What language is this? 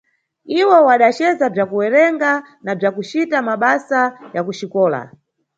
Nyungwe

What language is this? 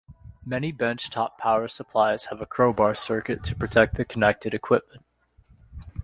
English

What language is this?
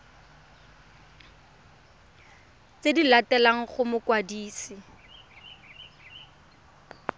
Tswana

